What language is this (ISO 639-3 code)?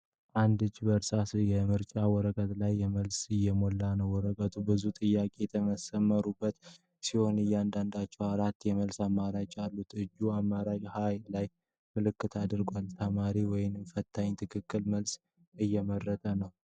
amh